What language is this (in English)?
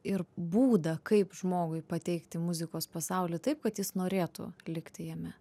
Lithuanian